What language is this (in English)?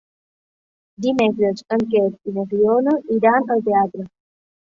Catalan